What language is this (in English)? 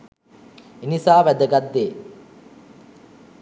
Sinhala